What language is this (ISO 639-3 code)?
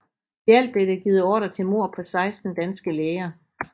dan